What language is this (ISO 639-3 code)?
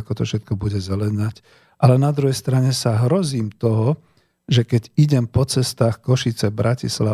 slk